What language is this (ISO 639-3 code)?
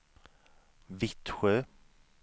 swe